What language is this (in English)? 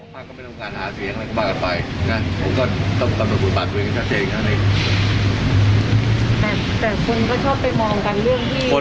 Thai